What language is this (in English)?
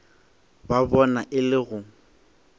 Northern Sotho